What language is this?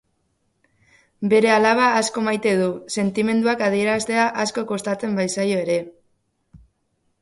Basque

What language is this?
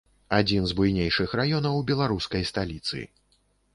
Belarusian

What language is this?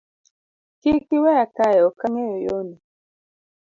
Luo (Kenya and Tanzania)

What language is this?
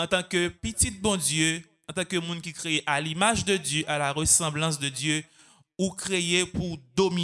French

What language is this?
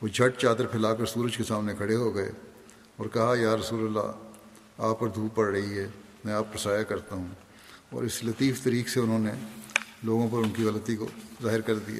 Urdu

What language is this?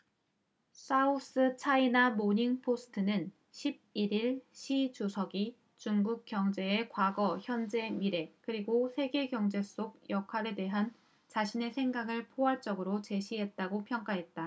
Korean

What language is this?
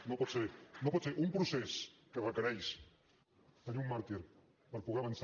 Catalan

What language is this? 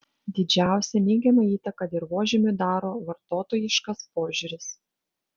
Lithuanian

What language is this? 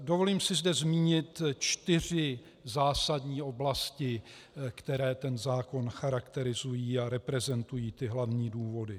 Czech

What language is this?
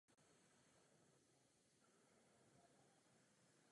Czech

